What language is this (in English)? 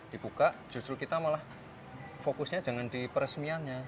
Indonesian